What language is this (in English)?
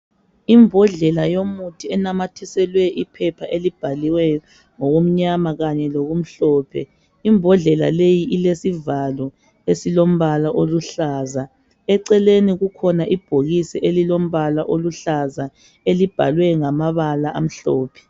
North Ndebele